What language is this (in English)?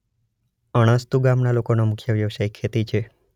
Gujarati